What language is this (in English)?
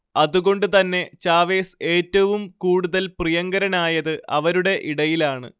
Malayalam